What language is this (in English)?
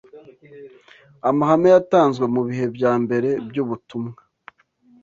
Kinyarwanda